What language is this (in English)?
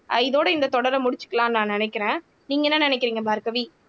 Tamil